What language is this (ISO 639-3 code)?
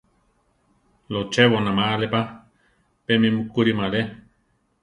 tar